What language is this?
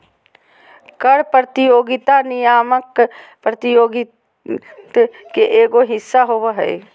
Magahi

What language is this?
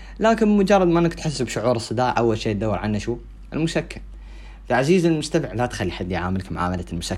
Arabic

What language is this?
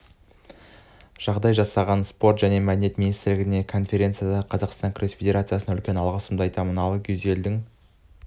Kazakh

